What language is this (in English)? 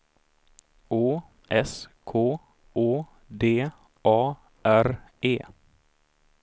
Swedish